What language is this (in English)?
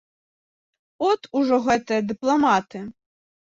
Belarusian